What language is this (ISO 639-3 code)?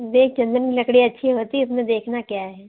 hin